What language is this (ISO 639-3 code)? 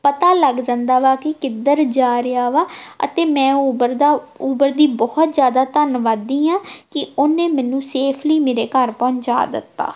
pan